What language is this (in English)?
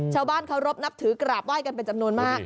Thai